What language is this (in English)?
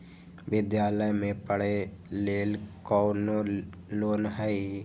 Magahi